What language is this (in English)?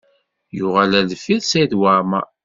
Kabyle